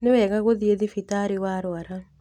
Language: Kikuyu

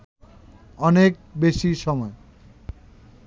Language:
Bangla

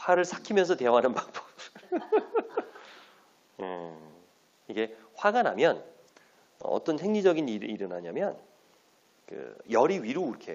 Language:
Korean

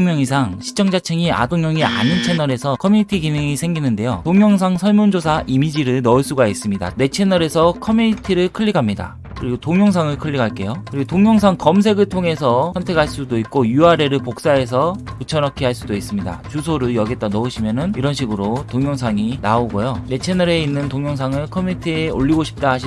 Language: Korean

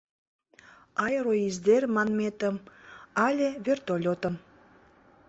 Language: Mari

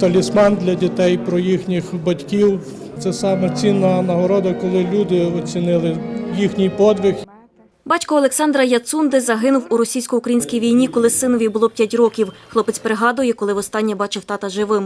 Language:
Ukrainian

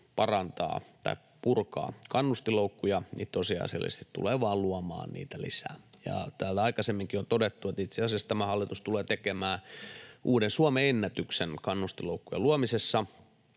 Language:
Finnish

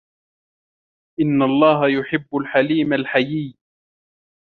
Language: Arabic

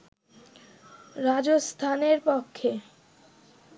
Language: Bangla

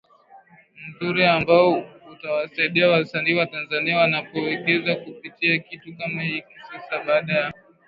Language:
Swahili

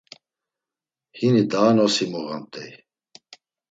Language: Laz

